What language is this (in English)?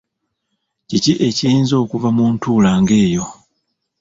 Ganda